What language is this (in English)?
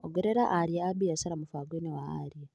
Kikuyu